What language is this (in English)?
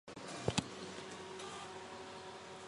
Chinese